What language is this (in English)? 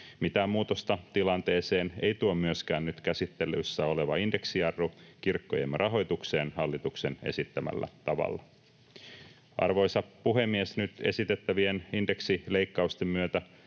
Finnish